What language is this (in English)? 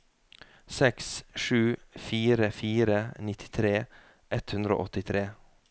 Norwegian